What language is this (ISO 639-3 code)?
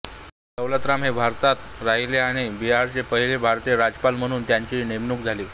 mar